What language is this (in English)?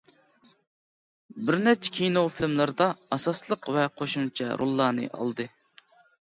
Uyghur